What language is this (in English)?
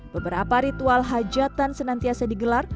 Indonesian